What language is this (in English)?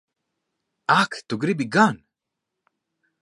Latvian